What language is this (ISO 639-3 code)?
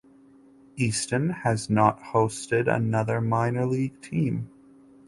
eng